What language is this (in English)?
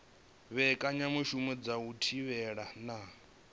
Venda